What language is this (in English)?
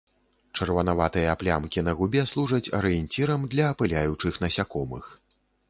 Belarusian